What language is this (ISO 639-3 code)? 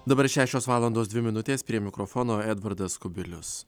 lit